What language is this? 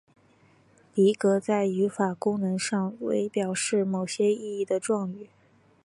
Chinese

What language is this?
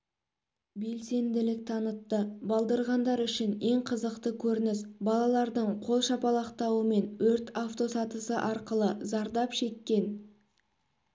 Kazakh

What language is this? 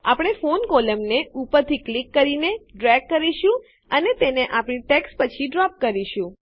Gujarati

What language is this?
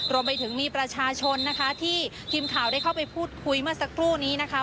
Thai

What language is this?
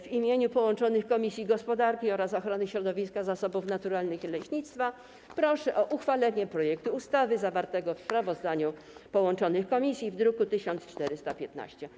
Polish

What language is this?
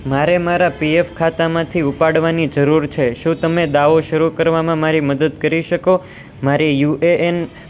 Gujarati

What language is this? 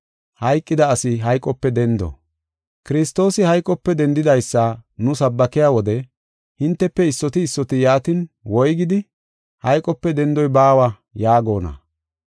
Gofa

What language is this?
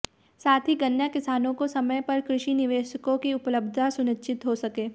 Hindi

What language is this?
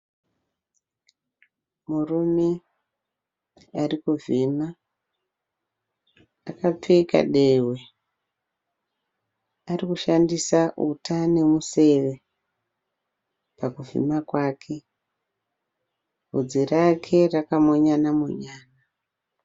Shona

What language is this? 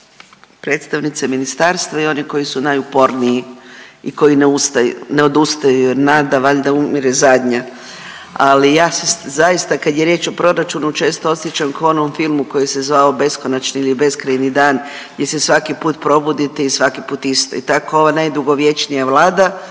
Croatian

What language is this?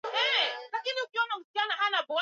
Swahili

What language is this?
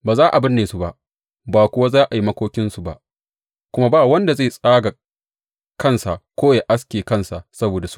Hausa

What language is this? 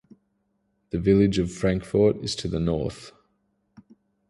English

